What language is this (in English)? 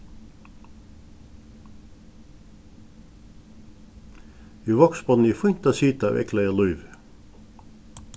Faroese